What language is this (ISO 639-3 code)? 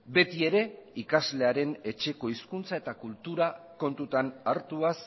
eus